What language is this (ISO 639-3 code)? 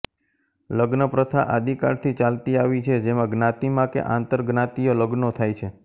guj